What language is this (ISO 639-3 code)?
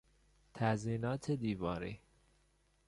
fas